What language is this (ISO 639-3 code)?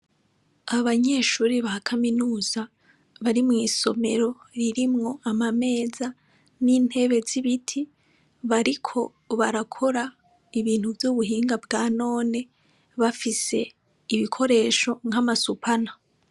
run